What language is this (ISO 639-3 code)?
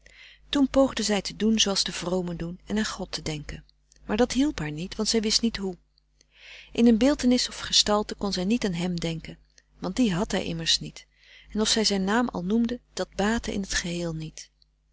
nld